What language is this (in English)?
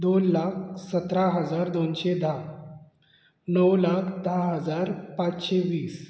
Konkani